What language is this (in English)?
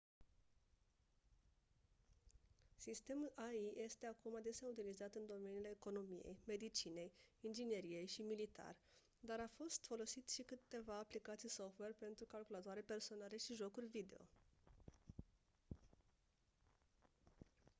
Romanian